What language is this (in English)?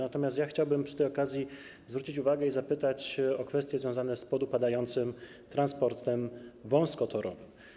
Polish